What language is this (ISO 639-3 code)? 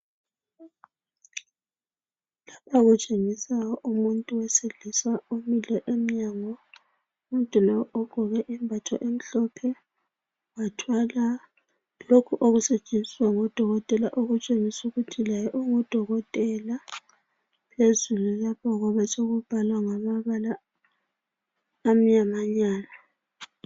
nde